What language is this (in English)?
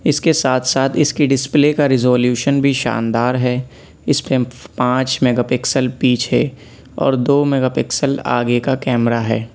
Urdu